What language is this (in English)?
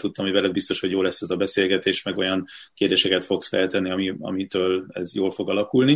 Hungarian